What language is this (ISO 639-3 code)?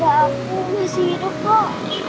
ind